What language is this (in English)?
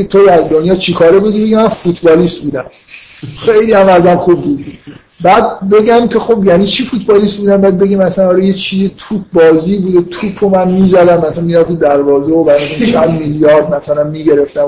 Persian